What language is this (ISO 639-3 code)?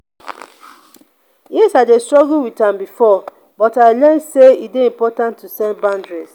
pcm